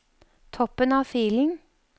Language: Norwegian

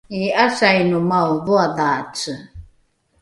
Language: Rukai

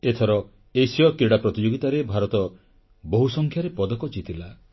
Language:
Odia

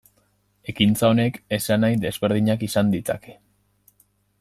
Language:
Basque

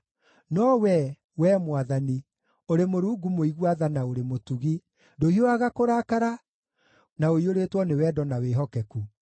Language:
Kikuyu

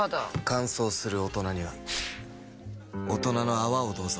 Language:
Japanese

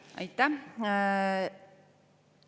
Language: Estonian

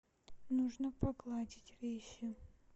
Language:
Russian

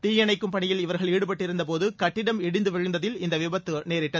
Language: Tamil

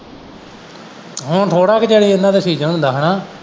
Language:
Punjabi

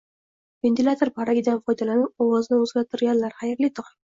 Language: Uzbek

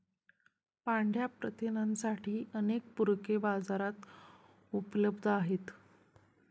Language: Marathi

